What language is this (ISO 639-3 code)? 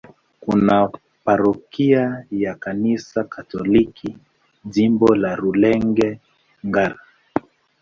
swa